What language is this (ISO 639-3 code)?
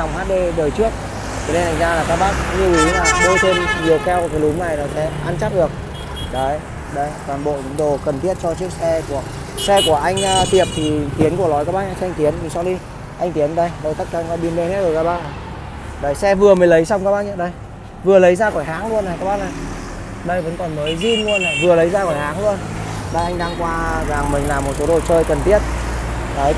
vie